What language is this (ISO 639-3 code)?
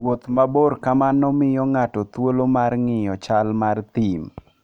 luo